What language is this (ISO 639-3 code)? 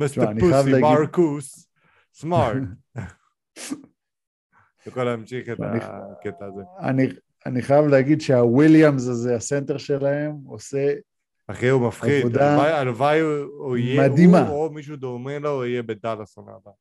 heb